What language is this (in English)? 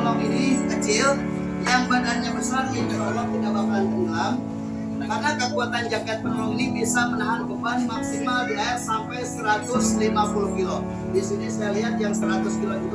Indonesian